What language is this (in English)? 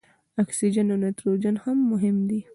Pashto